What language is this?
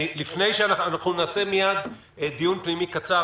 Hebrew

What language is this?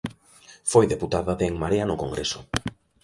Galician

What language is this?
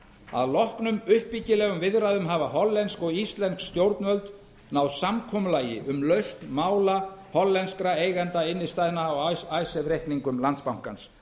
Icelandic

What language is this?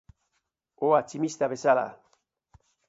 Basque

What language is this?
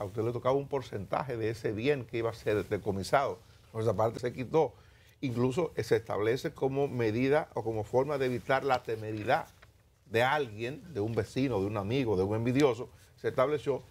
Spanish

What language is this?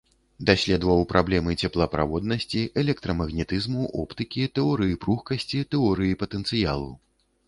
Belarusian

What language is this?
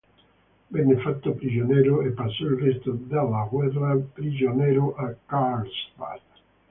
Italian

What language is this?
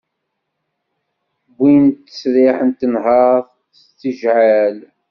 Kabyle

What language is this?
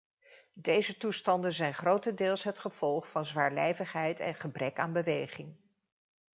Dutch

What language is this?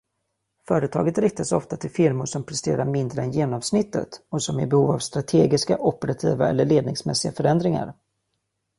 Swedish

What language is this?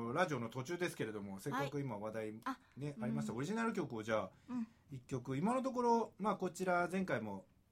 Japanese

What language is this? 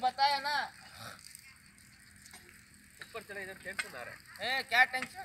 Spanish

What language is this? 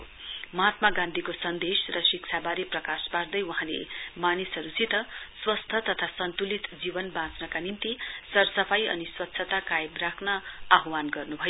Nepali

